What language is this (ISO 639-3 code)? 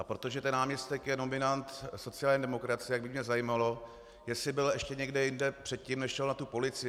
ces